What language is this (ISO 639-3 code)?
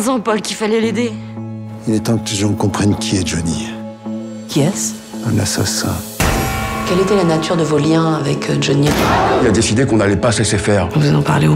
fra